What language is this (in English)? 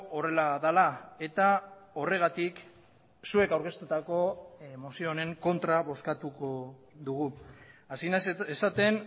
Basque